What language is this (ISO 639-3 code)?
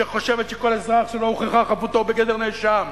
heb